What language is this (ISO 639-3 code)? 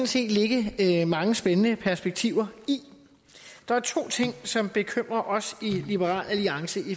dan